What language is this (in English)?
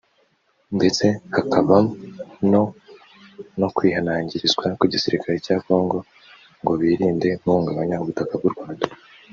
Kinyarwanda